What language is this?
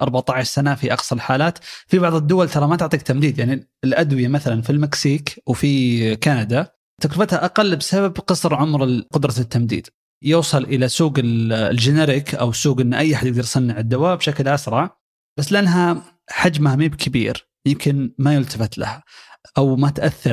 Arabic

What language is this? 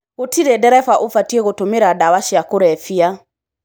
Kikuyu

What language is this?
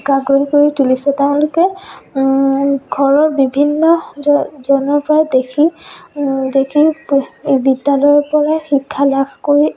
Assamese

